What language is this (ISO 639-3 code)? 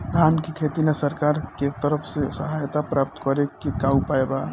bho